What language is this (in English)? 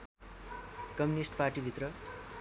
Nepali